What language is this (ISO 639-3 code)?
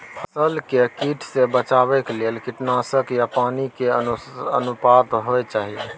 mai